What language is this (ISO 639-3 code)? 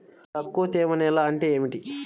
tel